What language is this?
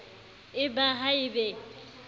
Southern Sotho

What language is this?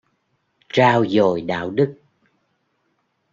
Vietnamese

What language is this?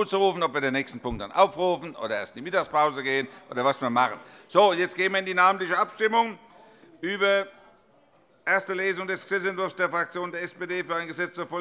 German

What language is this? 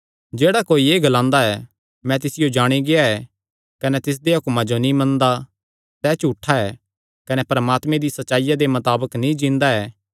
Kangri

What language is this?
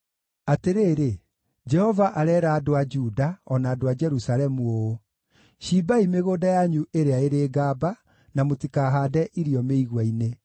Kikuyu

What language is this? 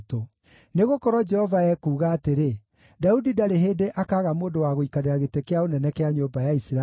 Kikuyu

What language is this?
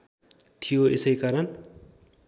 Nepali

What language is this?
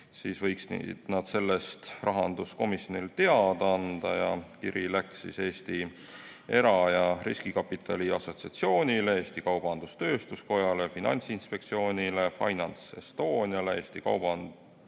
Estonian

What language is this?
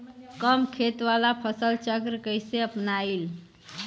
Bhojpuri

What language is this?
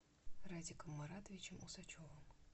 Russian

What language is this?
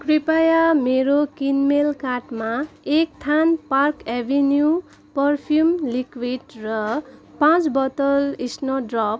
Nepali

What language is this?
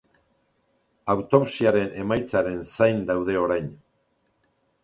Basque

